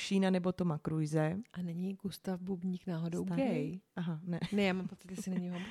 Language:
Czech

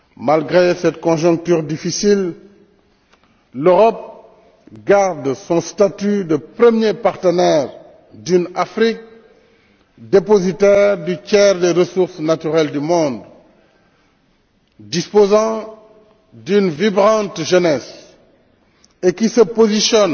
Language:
French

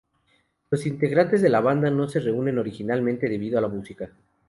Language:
Spanish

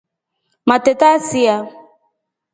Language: Rombo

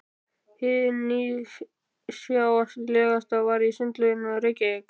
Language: Icelandic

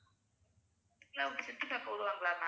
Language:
Tamil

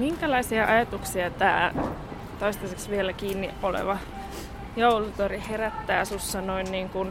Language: Finnish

